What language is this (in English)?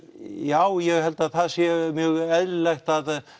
Icelandic